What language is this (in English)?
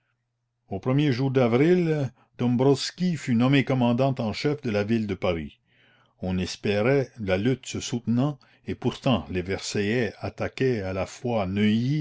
French